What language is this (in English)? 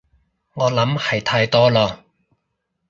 Cantonese